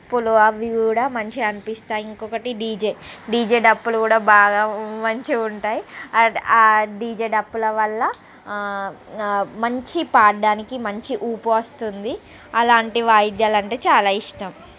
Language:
Telugu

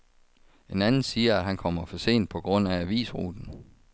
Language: Danish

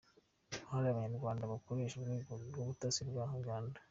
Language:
Kinyarwanda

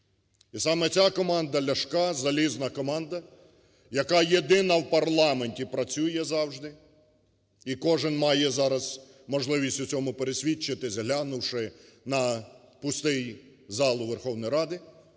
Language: Ukrainian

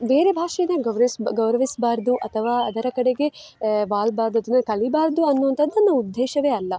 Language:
Kannada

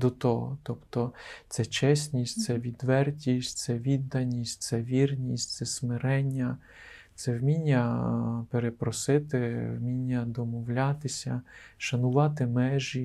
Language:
Ukrainian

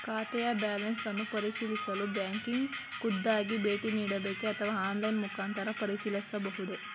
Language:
Kannada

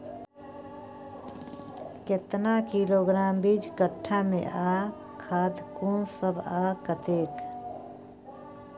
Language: Maithili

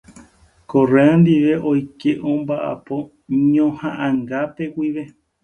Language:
Guarani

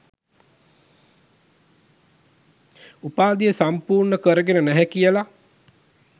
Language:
Sinhala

